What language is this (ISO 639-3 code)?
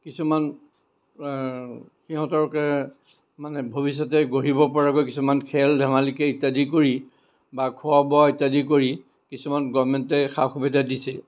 asm